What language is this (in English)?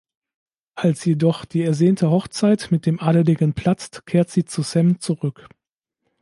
German